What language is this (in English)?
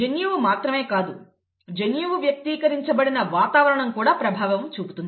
Telugu